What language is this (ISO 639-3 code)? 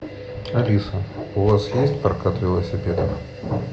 rus